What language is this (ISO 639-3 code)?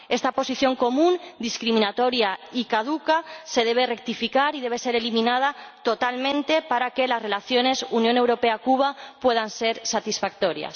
spa